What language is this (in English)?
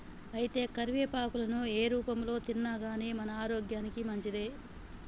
Telugu